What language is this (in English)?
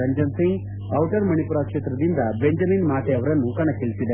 Kannada